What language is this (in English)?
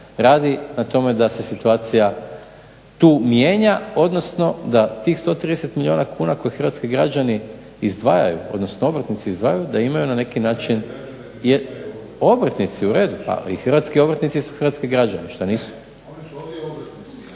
Croatian